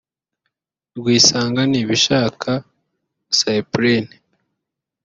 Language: Kinyarwanda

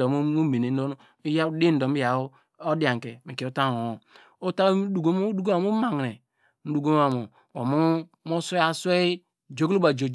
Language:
Degema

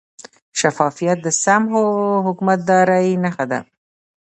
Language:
Pashto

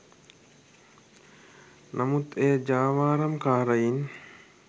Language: Sinhala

